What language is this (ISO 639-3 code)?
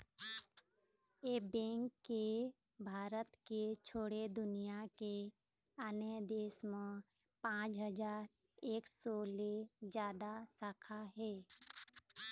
hne